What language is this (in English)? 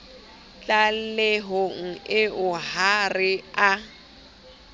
Southern Sotho